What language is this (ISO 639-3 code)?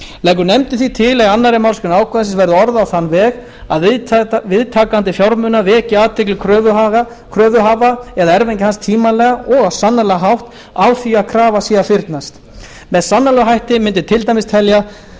isl